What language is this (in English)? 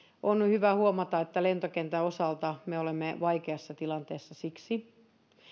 Finnish